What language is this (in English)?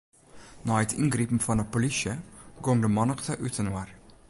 Western Frisian